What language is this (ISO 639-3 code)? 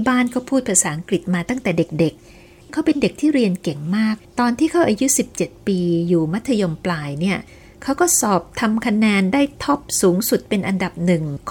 tha